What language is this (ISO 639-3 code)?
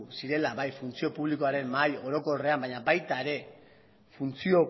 eus